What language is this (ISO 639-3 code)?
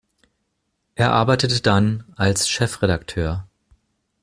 deu